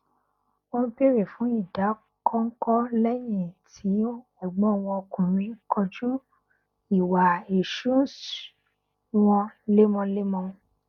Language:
Yoruba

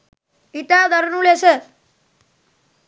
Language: Sinhala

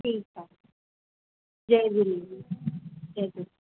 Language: Sindhi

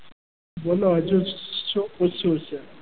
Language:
Gujarati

